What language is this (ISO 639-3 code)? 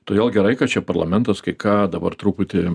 lit